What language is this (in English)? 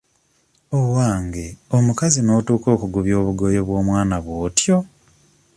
Ganda